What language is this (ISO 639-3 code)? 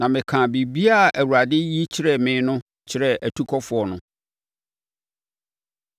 aka